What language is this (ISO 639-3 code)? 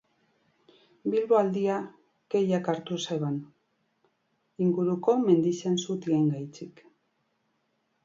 eus